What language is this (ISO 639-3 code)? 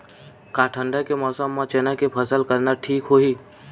hne